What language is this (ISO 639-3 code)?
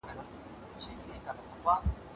pus